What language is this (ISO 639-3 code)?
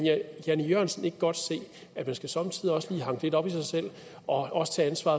dan